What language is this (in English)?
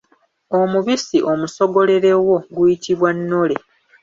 Ganda